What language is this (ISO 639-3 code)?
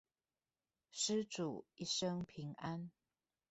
zho